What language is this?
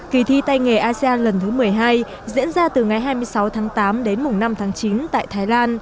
Vietnamese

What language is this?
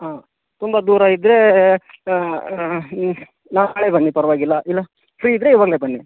Kannada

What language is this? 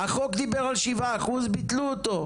Hebrew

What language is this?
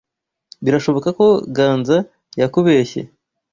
Kinyarwanda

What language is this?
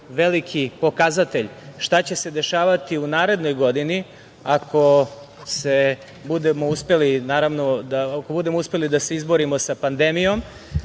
Serbian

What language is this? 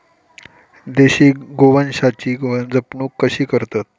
Marathi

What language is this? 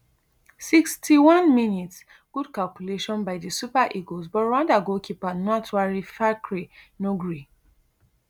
Nigerian Pidgin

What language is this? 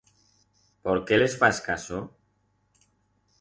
Aragonese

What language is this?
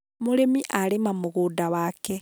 Kikuyu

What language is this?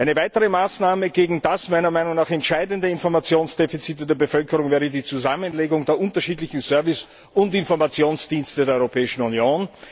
German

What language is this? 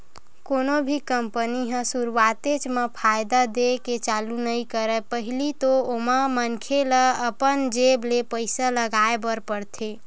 Chhattisgarhi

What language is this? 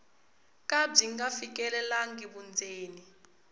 Tsonga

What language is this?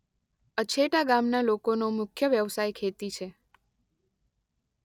Gujarati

